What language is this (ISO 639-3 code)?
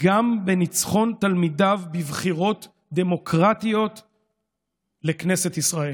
heb